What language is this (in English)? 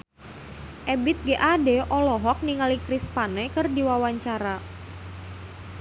Sundanese